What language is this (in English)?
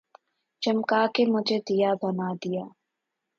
Urdu